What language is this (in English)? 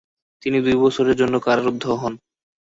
Bangla